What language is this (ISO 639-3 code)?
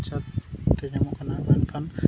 sat